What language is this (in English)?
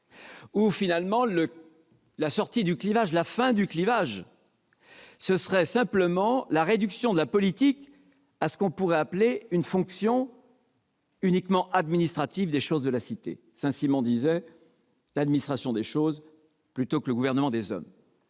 French